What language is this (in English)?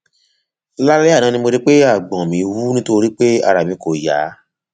Yoruba